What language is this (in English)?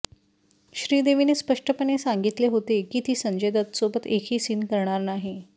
Marathi